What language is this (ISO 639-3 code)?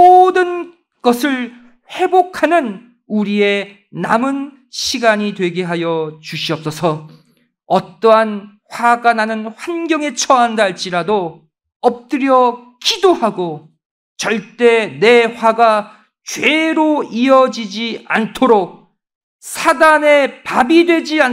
kor